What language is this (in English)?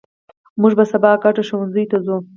Pashto